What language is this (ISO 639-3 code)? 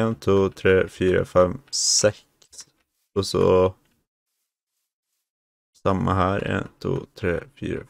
nor